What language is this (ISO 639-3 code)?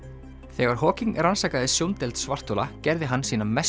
isl